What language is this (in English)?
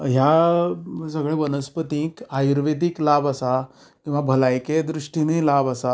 Konkani